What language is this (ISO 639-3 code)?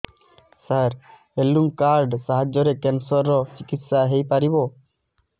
ori